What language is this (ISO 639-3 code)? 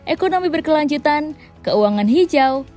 ind